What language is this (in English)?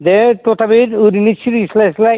Bodo